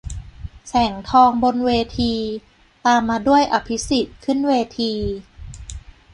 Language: Thai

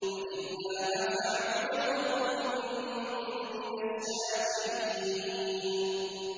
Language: Arabic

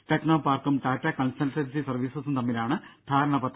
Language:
Malayalam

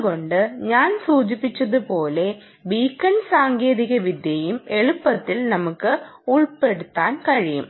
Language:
Malayalam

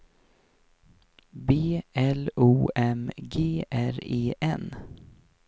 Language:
Swedish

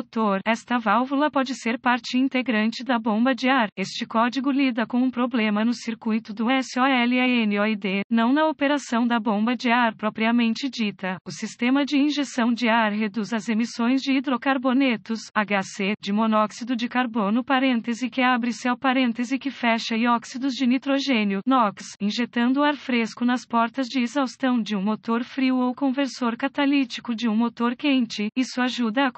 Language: Portuguese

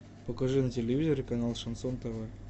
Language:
Russian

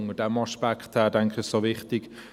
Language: Swiss German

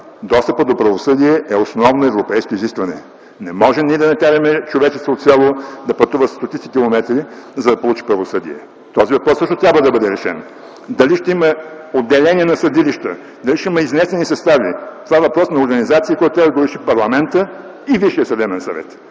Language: Bulgarian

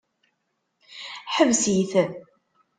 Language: Kabyle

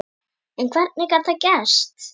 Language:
Icelandic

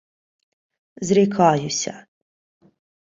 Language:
Ukrainian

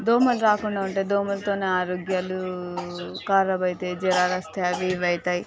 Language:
Telugu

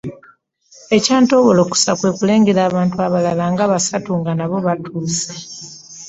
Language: Ganda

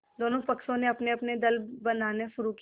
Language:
Hindi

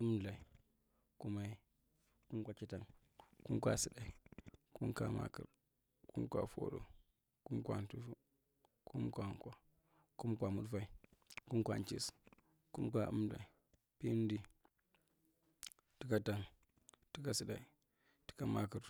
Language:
Marghi Central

